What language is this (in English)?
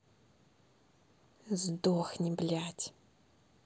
Russian